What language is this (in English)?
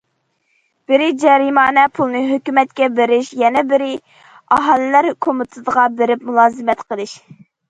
Uyghur